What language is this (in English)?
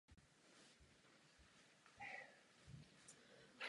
Czech